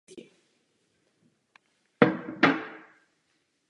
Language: Czech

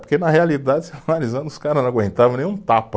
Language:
Portuguese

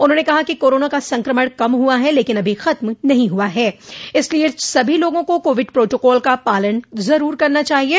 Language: Hindi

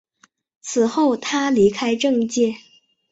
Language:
Chinese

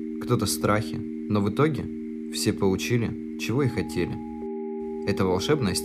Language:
Russian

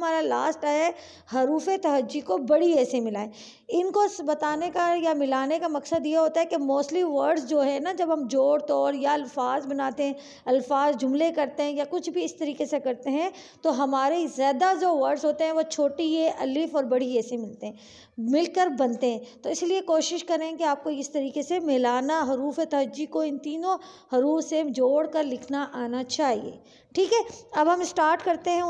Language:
Hindi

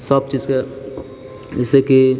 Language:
Maithili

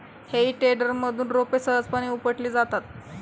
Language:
Marathi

